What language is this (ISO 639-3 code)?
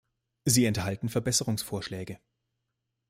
deu